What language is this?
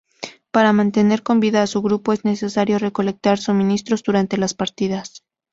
Spanish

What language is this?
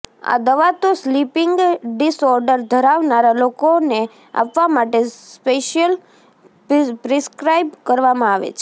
Gujarati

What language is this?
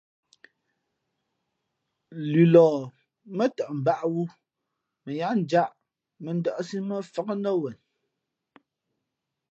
Fe'fe'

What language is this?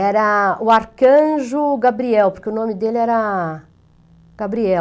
Portuguese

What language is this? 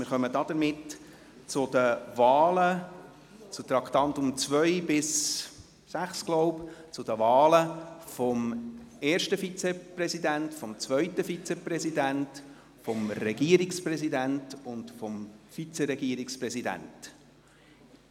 Swiss German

